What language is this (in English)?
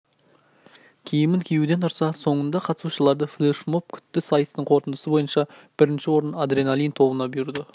Kazakh